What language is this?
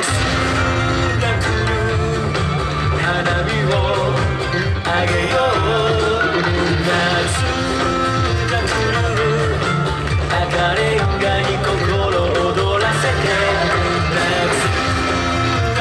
Japanese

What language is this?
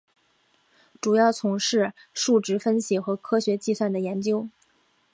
Chinese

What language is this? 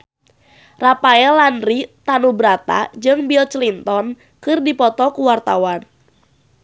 Sundanese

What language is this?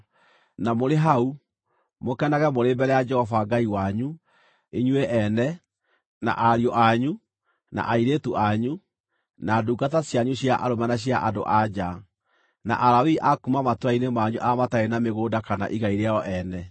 Kikuyu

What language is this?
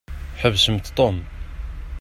Kabyle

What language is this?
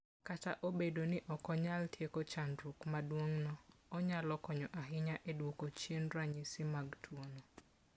Luo (Kenya and Tanzania)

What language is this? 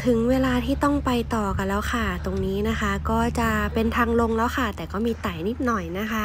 Thai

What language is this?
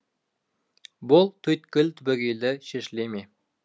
Kazakh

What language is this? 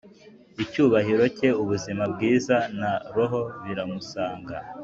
Kinyarwanda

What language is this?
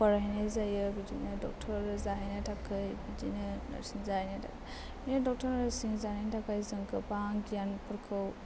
Bodo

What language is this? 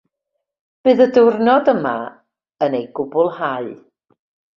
Welsh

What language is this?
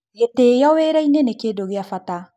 Kikuyu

